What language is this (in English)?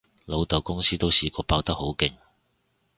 Cantonese